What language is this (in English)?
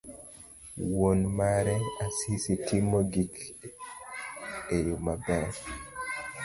Luo (Kenya and Tanzania)